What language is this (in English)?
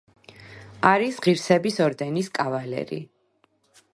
Georgian